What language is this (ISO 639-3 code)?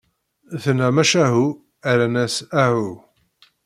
kab